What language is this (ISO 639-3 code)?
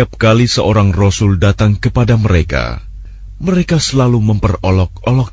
ara